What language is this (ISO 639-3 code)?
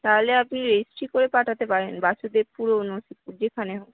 ben